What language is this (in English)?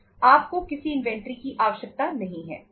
Hindi